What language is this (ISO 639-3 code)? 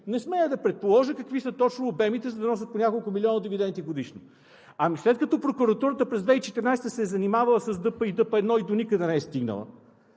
bul